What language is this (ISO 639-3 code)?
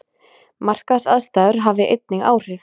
isl